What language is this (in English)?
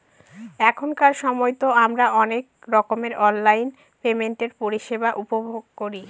Bangla